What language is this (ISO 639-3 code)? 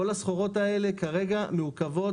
heb